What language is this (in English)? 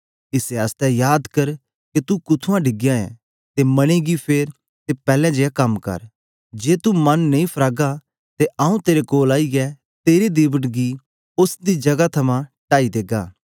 Dogri